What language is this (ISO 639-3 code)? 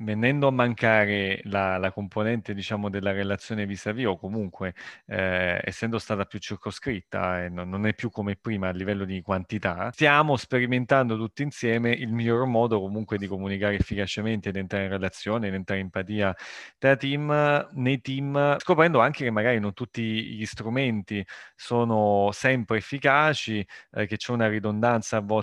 ita